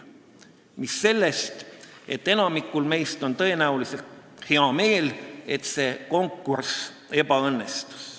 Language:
Estonian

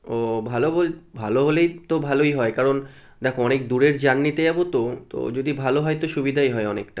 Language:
Bangla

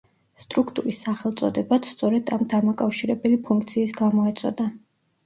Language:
Georgian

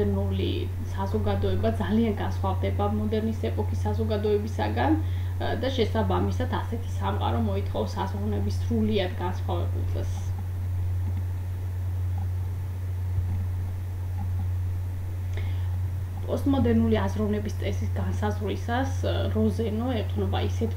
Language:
Romanian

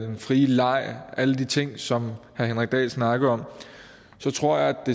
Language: Danish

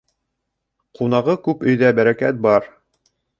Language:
Bashkir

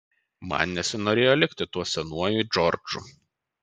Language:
Lithuanian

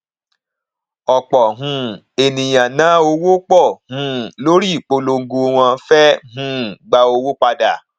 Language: Yoruba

